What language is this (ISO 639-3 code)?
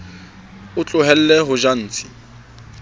sot